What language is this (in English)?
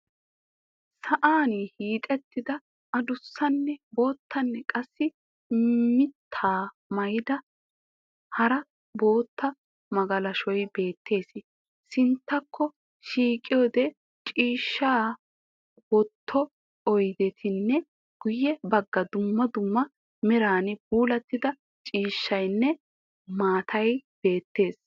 Wolaytta